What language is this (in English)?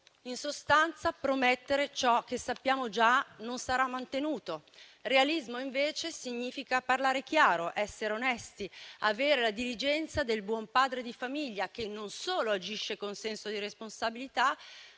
Italian